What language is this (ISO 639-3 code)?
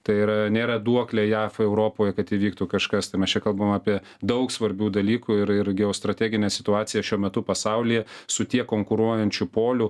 lit